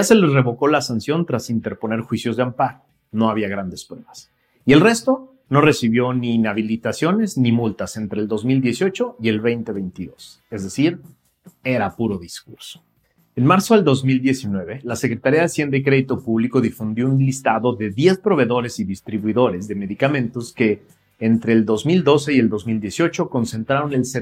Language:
Spanish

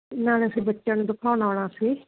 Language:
Punjabi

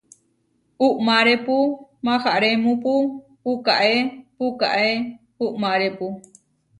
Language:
Huarijio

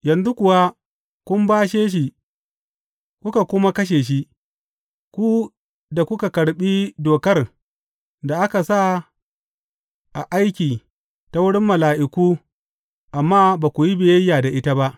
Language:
Hausa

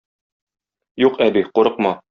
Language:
Tatar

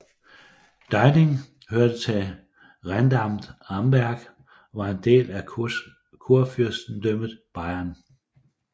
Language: Danish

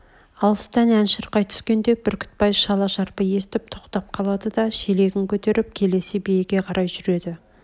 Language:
Kazakh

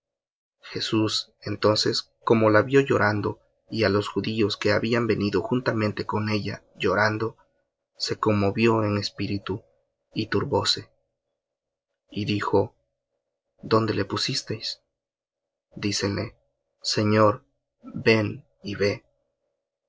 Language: Spanish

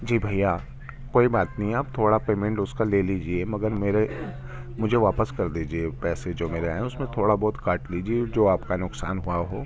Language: Urdu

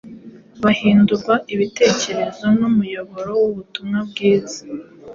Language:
Kinyarwanda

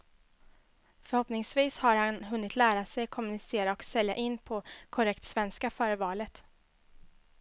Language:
Swedish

